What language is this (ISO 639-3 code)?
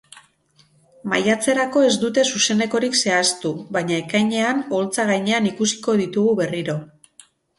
eus